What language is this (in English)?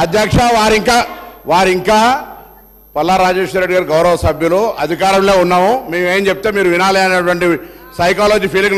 Telugu